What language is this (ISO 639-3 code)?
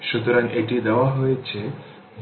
ben